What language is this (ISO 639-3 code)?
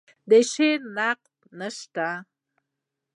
pus